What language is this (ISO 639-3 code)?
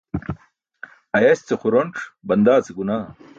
bsk